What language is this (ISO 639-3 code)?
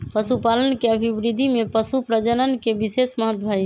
mag